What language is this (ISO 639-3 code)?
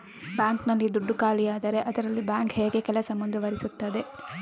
kan